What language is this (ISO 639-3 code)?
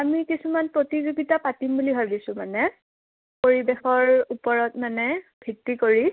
asm